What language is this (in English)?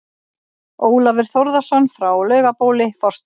Icelandic